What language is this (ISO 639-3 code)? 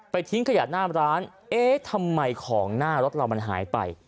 tha